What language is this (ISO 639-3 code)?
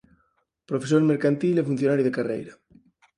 glg